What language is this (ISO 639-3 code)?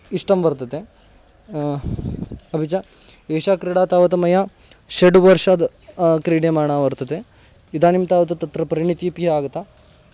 san